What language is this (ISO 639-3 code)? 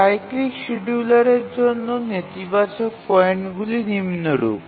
ben